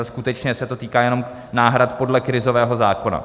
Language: Czech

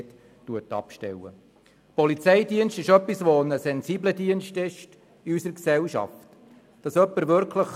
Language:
Swiss German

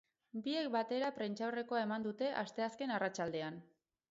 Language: Basque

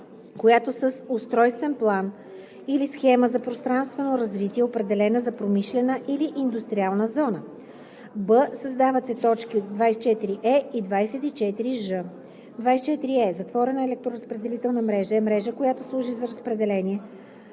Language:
Bulgarian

